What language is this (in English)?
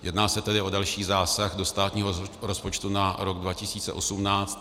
Czech